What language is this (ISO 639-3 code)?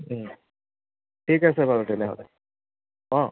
asm